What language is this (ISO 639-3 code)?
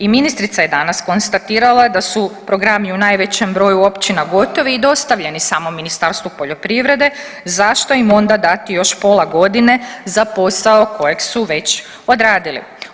hrv